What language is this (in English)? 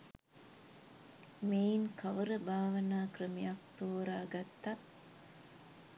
Sinhala